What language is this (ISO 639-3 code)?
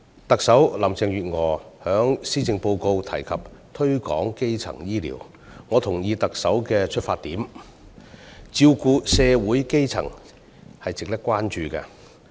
yue